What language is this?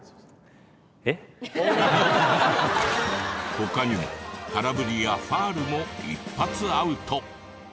Japanese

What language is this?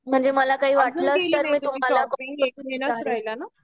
Marathi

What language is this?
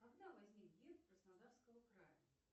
Russian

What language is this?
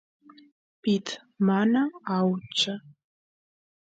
Santiago del Estero Quichua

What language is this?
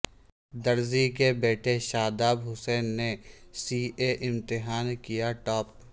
Urdu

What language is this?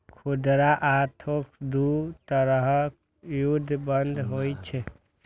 Maithili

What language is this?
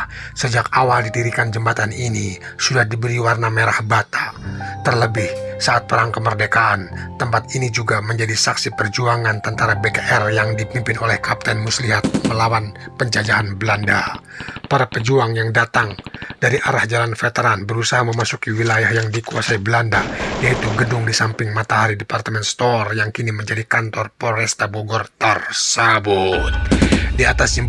Indonesian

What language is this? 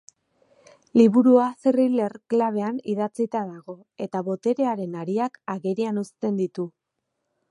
Basque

